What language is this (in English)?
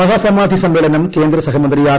Malayalam